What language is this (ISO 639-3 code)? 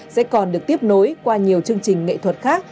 vie